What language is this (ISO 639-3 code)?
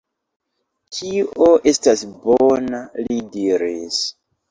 epo